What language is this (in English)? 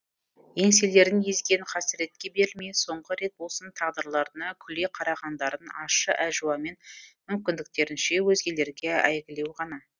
Kazakh